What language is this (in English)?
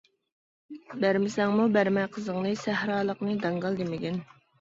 Uyghur